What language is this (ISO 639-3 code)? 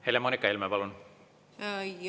est